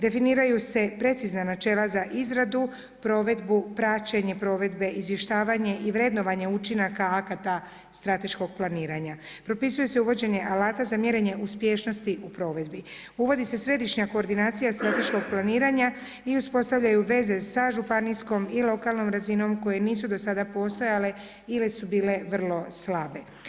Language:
Croatian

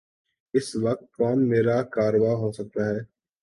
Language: Urdu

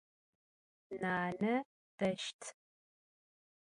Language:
Adyghe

